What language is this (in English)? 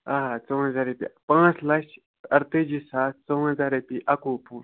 Kashmiri